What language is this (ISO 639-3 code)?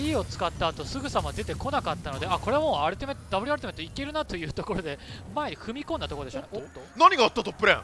jpn